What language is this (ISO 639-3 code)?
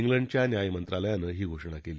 mar